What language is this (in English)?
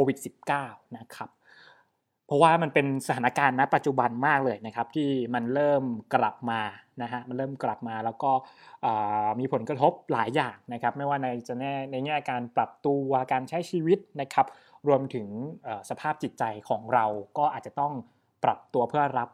Thai